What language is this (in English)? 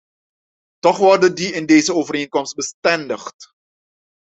Dutch